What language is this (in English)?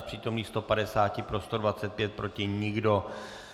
Czech